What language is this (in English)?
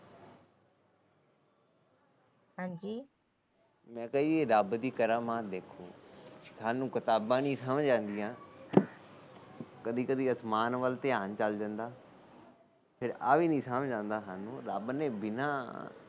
Punjabi